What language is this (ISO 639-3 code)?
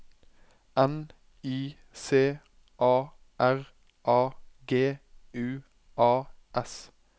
nor